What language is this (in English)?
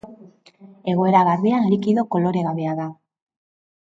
Basque